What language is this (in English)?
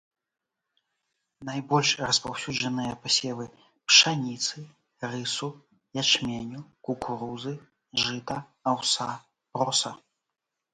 Belarusian